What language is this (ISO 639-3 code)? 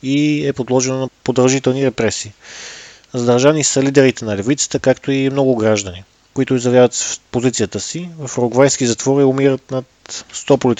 bul